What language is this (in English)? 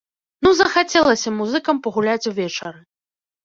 Belarusian